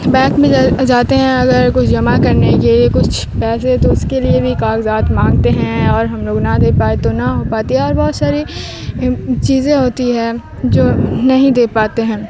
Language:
Urdu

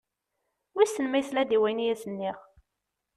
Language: Kabyle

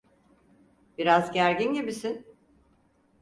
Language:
Turkish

